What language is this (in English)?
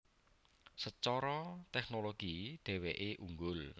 Javanese